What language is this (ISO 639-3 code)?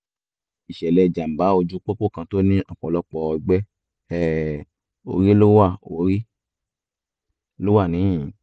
yor